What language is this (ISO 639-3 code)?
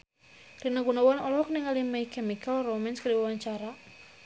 sun